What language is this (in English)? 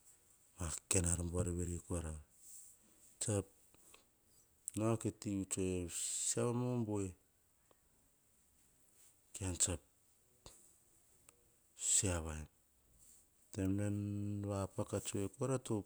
Hahon